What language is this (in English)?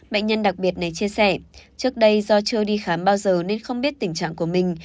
Vietnamese